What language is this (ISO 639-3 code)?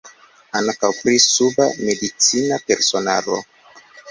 epo